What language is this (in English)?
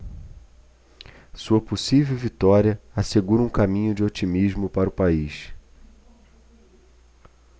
Portuguese